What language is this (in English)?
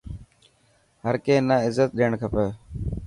Dhatki